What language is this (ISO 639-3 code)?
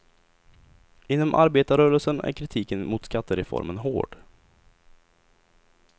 swe